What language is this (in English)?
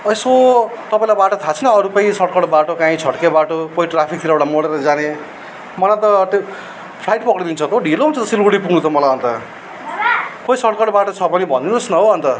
Nepali